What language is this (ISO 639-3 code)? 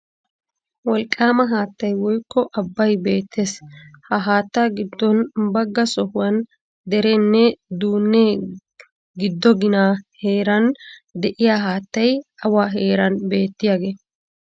wal